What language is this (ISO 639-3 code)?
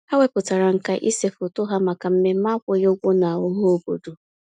ibo